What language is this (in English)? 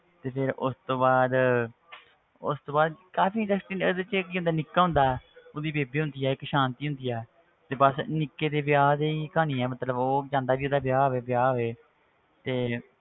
Punjabi